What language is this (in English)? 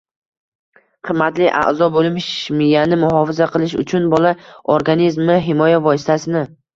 Uzbek